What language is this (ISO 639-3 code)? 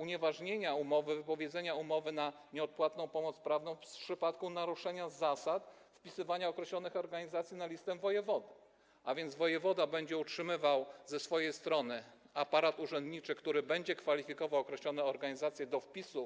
pol